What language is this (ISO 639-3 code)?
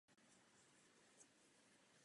ces